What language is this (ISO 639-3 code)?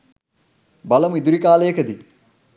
sin